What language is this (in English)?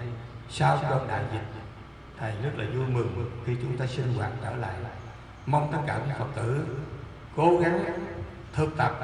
Vietnamese